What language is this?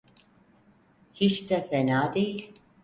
Turkish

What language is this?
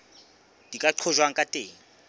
Southern Sotho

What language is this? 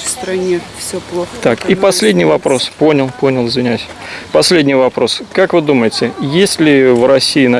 Russian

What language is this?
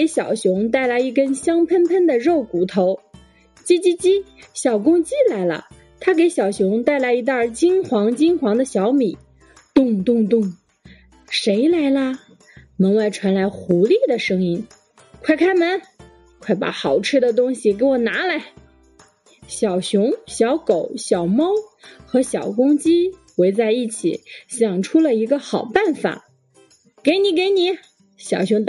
Chinese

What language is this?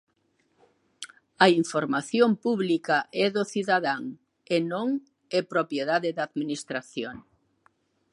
Galician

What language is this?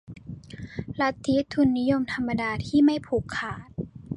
Thai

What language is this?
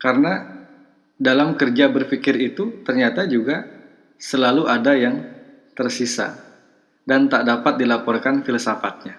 Indonesian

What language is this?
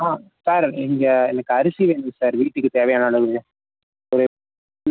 Tamil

